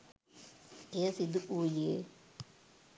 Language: Sinhala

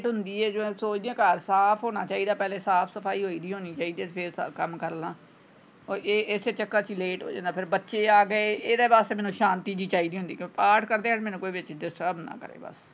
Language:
Punjabi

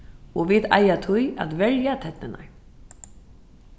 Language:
Faroese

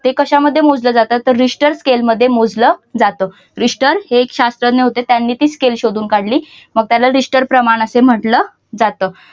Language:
Marathi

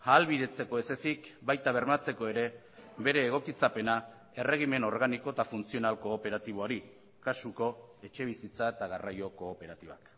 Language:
Basque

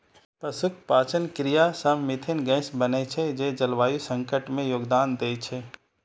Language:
Maithili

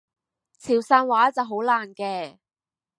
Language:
Cantonese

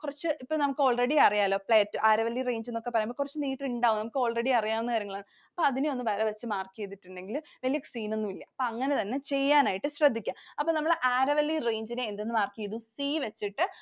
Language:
Malayalam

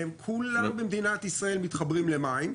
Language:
Hebrew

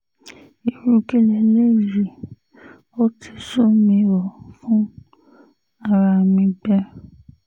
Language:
Yoruba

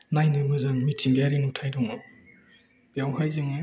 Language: Bodo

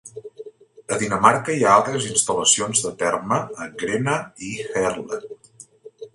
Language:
Catalan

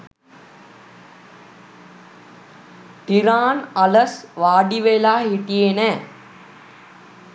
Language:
Sinhala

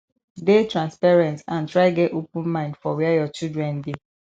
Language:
Nigerian Pidgin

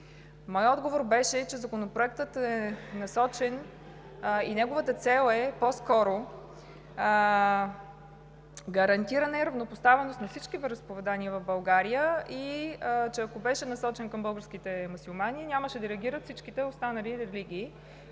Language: Bulgarian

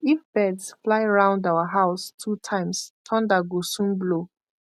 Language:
Nigerian Pidgin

